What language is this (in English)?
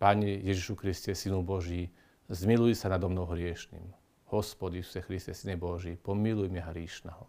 Slovak